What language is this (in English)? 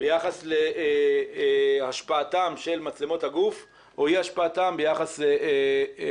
Hebrew